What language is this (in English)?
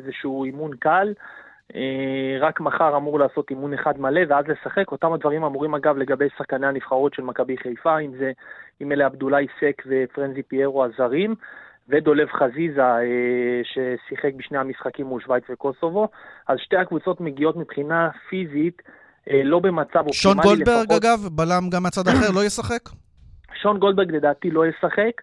Hebrew